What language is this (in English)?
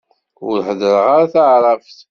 Kabyle